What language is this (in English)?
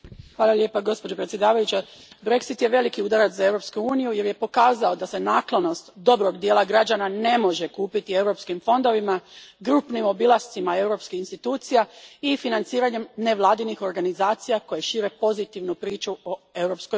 Croatian